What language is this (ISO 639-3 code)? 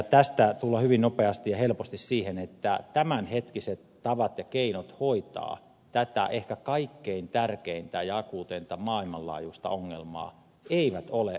fin